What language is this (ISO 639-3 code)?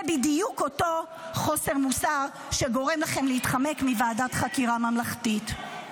heb